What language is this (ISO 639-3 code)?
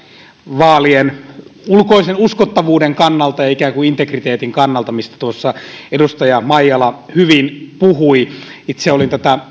fin